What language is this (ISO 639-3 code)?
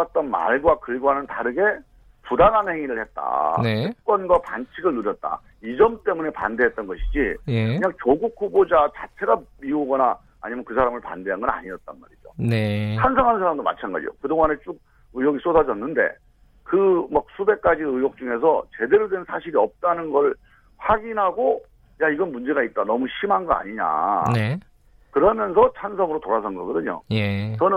kor